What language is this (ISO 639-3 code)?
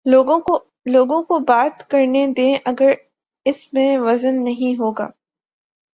urd